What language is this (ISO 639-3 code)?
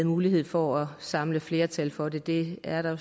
dan